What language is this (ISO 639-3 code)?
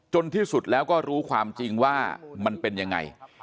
tha